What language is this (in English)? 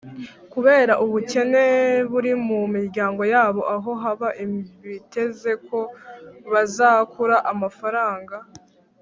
Kinyarwanda